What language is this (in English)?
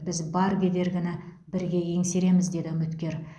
Kazakh